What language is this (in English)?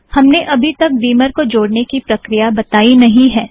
Hindi